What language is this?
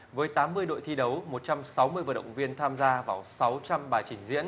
Vietnamese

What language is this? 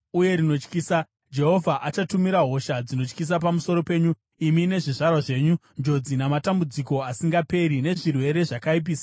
Shona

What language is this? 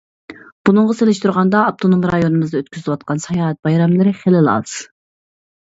Uyghur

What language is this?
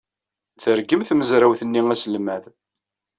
Kabyle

